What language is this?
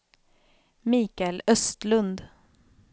Swedish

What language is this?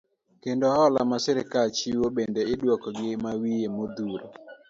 Luo (Kenya and Tanzania)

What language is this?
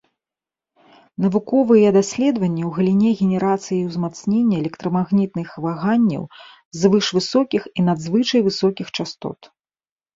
Belarusian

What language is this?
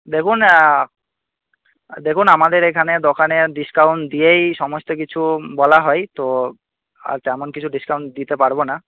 Bangla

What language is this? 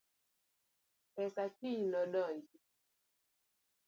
Luo (Kenya and Tanzania)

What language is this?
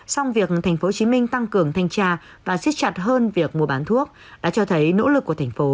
Vietnamese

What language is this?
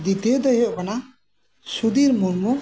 Santali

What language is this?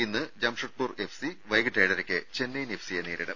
Malayalam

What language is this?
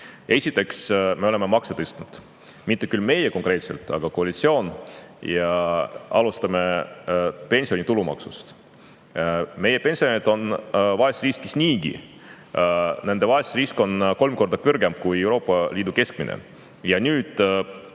Estonian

